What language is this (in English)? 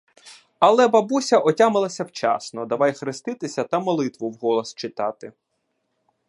Ukrainian